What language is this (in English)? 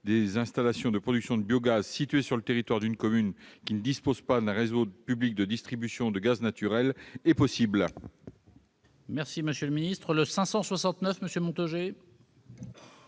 French